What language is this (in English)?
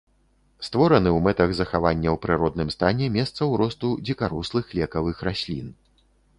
Belarusian